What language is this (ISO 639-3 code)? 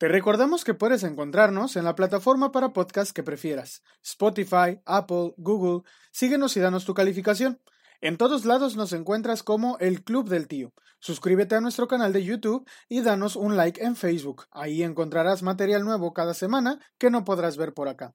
spa